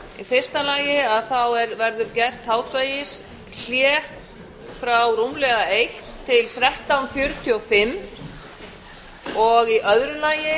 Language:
Icelandic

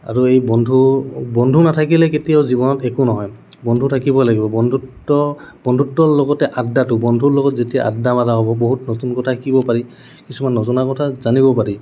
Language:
Assamese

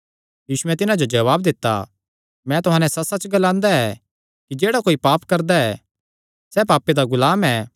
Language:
Kangri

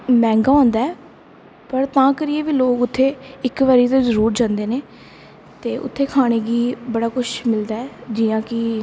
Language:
Dogri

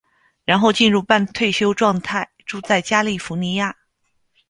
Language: Chinese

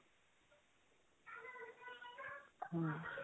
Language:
Punjabi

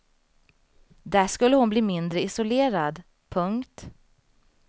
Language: Swedish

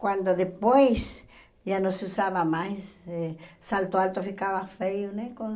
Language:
Portuguese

